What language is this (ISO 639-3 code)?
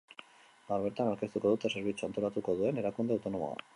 eus